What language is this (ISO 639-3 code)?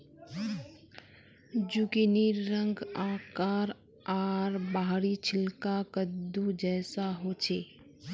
mag